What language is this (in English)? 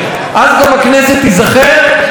Hebrew